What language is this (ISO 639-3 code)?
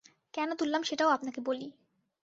ben